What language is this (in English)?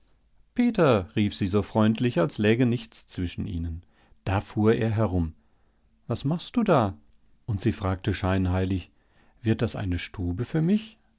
German